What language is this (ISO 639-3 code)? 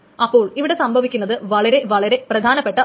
mal